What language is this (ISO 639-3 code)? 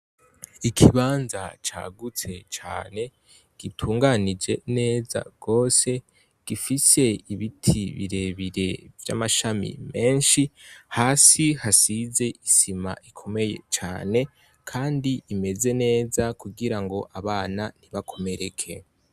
run